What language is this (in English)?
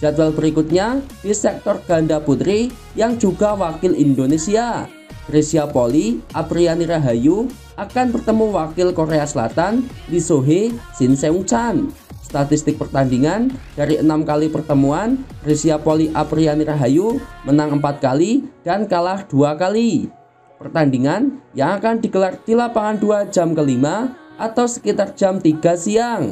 Indonesian